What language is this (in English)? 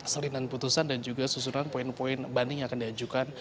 Indonesian